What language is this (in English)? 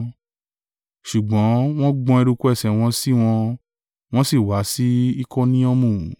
Yoruba